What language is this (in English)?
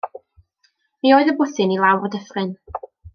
Welsh